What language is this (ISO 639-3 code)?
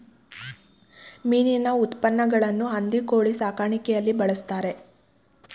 kan